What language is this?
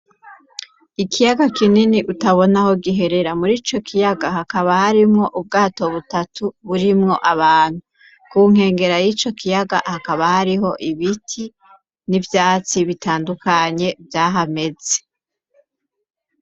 Rundi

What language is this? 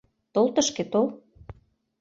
Mari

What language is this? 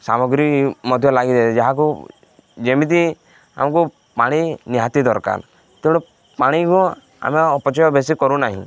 Odia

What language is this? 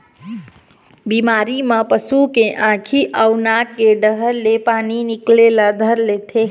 Chhattisgarhi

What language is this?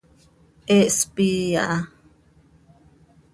Seri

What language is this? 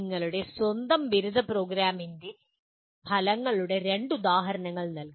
Malayalam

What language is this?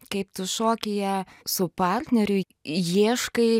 Lithuanian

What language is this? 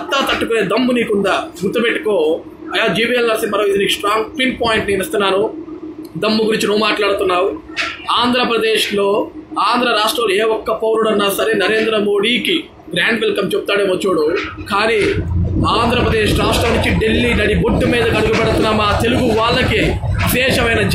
Telugu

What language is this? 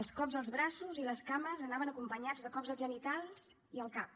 Catalan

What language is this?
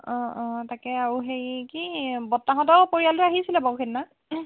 Assamese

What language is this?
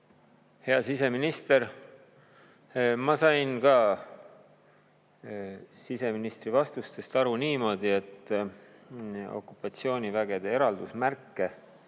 Estonian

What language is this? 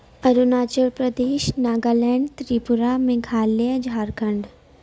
Urdu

